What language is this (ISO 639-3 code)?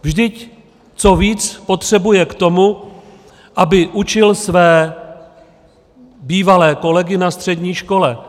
ces